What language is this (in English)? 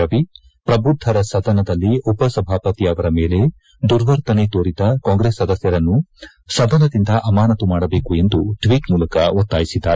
Kannada